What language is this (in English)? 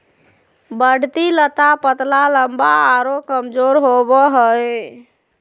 Magahi